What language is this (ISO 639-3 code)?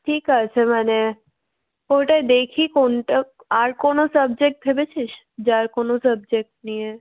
ben